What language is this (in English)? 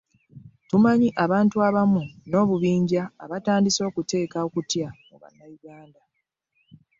Ganda